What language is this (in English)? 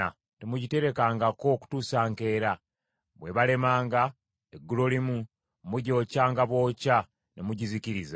Ganda